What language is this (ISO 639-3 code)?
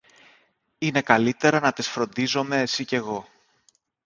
ell